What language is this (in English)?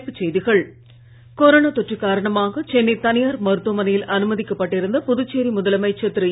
Tamil